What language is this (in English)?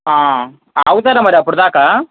Telugu